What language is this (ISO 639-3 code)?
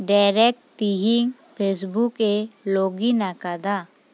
sat